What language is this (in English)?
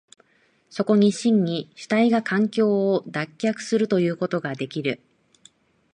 Japanese